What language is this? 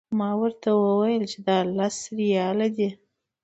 Pashto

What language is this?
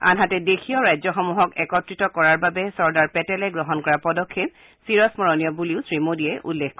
Assamese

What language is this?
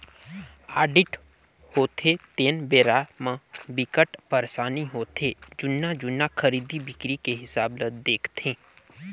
Chhattisgarhi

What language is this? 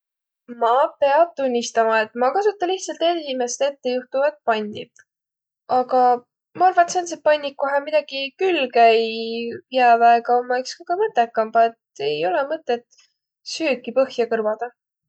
Võro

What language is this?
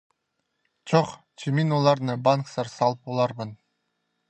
Khakas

